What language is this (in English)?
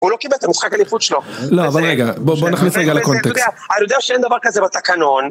Hebrew